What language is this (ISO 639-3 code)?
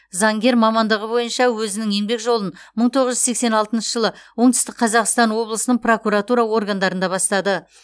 kaz